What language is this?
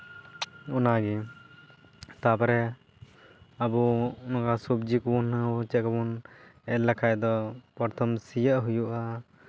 Santali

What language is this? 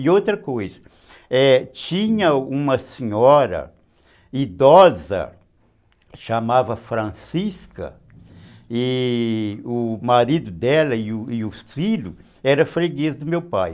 Portuguese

